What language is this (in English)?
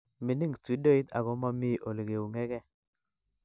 Kalenjin